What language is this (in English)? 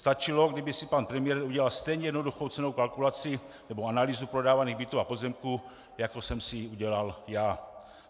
Czech